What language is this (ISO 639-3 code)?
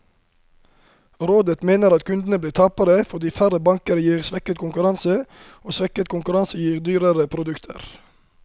nor